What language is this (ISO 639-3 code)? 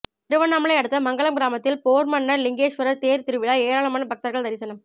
tam